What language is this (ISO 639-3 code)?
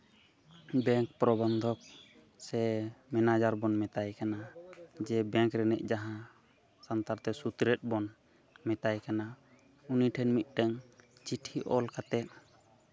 sat